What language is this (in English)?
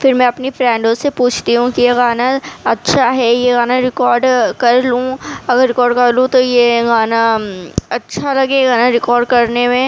Urdu